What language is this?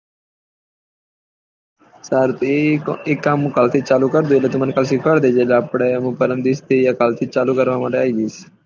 Gujarati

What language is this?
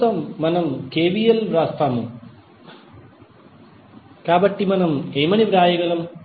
Telugu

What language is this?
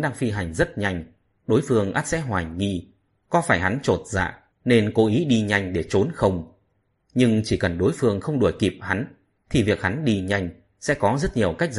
Vietnamese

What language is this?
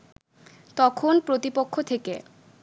Bangla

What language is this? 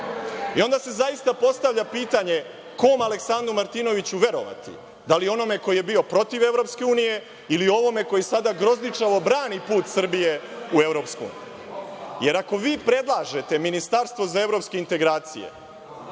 Serbian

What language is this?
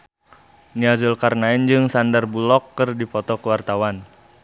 Sundanese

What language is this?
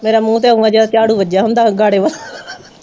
Punjabi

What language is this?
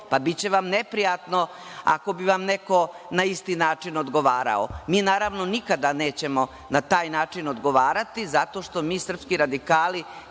Serbian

